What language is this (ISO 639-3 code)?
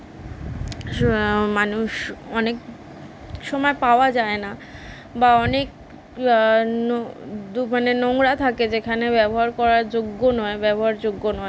ben